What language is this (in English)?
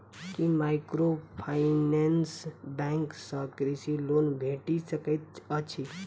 Maithili